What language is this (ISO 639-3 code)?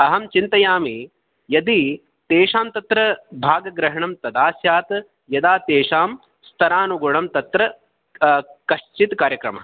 san